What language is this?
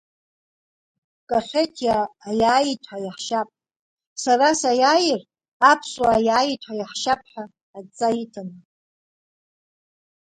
Abkhazian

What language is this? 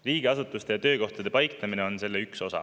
Estonian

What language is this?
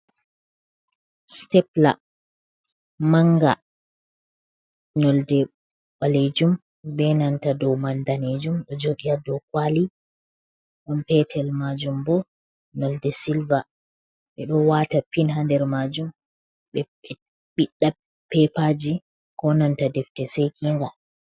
Fula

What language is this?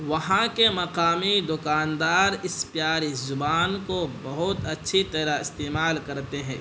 Urdu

